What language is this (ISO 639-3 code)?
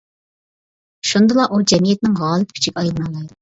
uig